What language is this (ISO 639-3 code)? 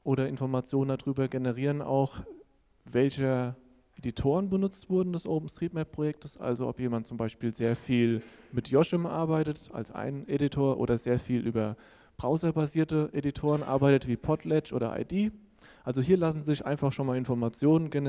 deu